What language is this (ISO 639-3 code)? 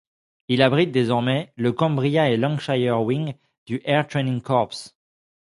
fra